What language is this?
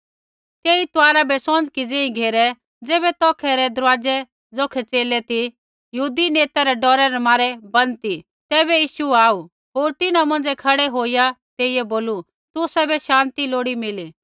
Kullu Pahari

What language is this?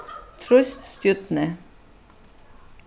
Faroese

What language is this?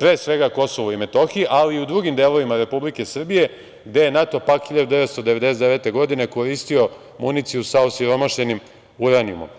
Serbian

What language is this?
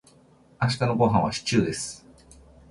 Japanese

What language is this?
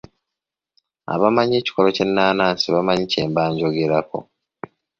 Ganda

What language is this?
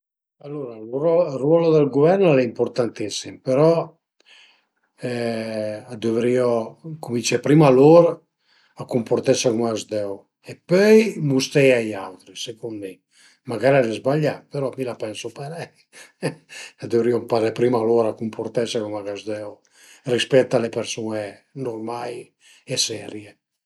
Piedmontese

